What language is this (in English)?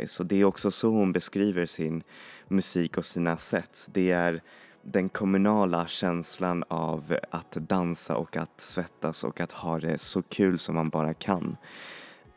Swedish